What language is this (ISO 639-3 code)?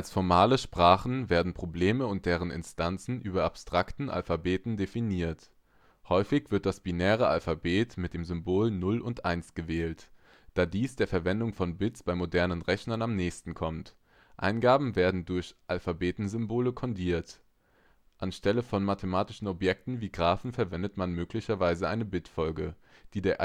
deu